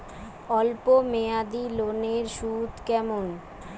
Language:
Bangla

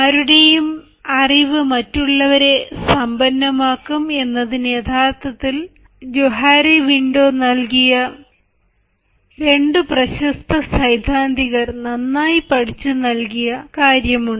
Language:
Malayalam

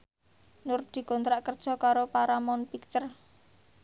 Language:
Javanese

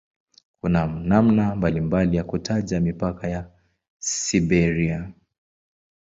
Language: Swahili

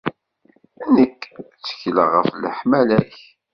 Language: Kabyle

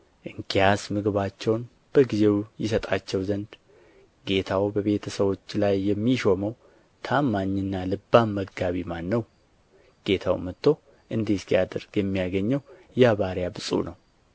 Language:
Amharic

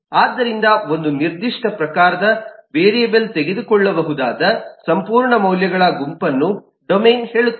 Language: Kannada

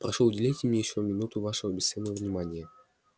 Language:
Russian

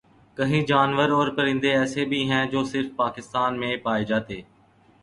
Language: Urdu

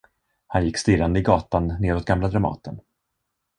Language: Swedish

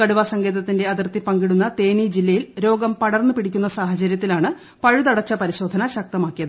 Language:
Malayalam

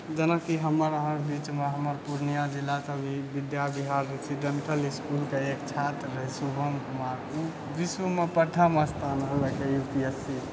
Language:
Maithili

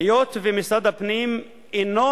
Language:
Hebrew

